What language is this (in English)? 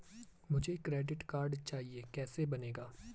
Hindi